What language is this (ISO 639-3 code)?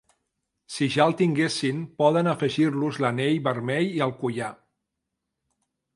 cat